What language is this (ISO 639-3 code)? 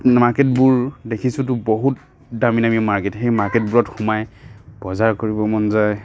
asm